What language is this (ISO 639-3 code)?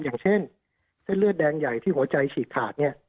tha